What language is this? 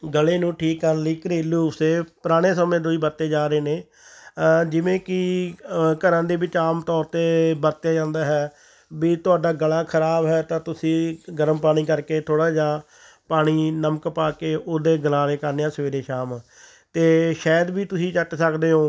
Punjabi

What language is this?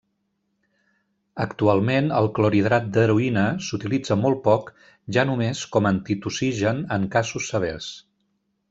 Catalan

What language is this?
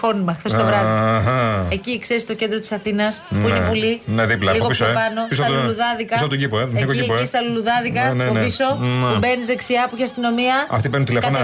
Greek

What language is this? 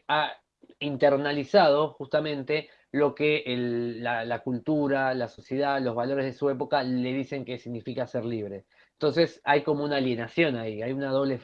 Spanish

